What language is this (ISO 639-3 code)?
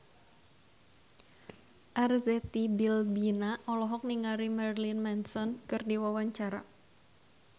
sun